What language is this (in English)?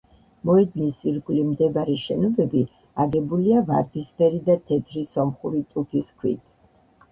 Georgian